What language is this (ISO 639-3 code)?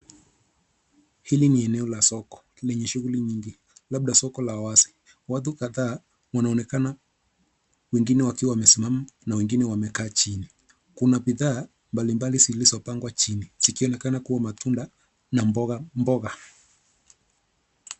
swa